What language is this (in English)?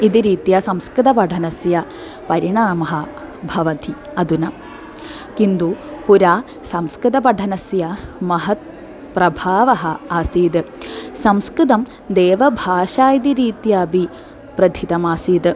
Sanskrit